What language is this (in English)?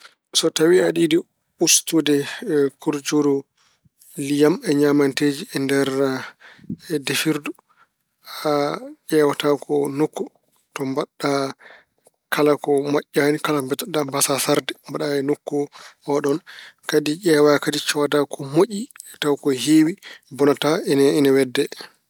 Fula